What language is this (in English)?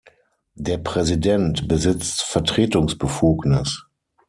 German